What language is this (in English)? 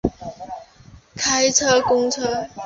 Chinese